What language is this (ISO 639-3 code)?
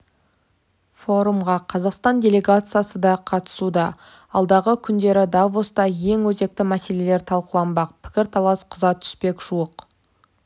kaz